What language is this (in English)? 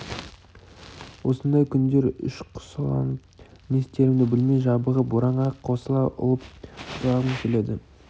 Kazakh